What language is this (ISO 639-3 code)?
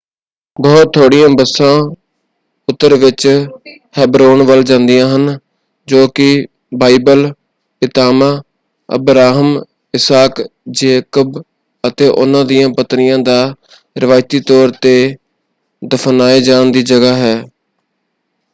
pan